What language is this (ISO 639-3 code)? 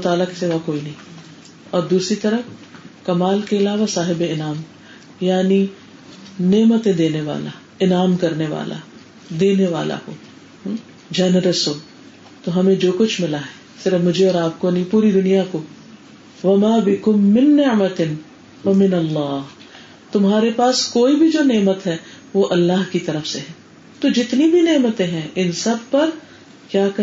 urd